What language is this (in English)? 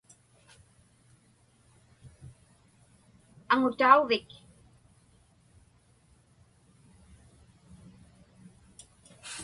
Inupiaq